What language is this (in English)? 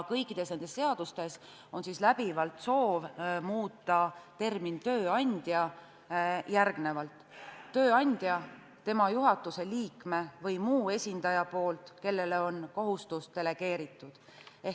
Estonian